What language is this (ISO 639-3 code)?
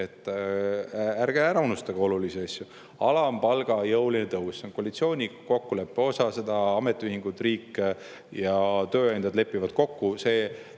est